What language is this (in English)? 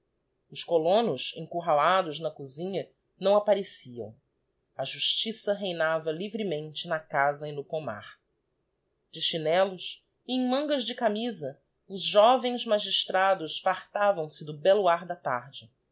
Portuguese